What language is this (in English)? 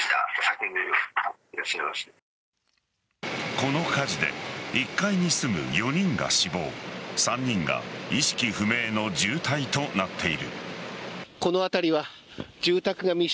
Japanese